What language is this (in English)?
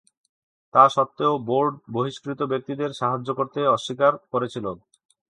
Bangla